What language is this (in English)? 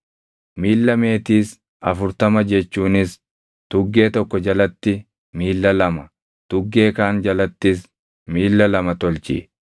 Oromo